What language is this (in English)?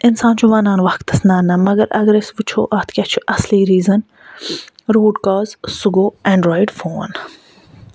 Kashmiri